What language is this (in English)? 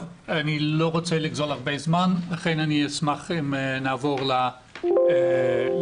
Hebrew